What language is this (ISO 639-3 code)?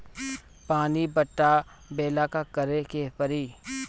bho